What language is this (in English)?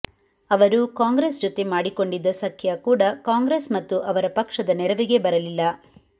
Kannada